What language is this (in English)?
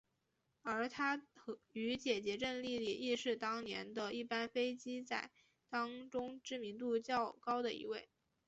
Chinese